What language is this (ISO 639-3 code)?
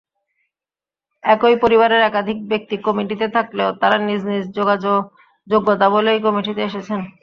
ben